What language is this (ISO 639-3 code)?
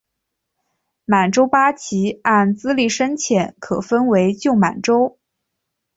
zho